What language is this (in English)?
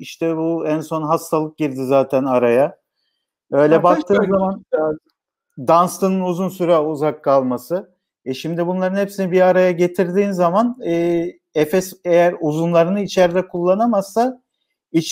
Turkish